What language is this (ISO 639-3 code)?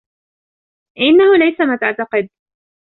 ara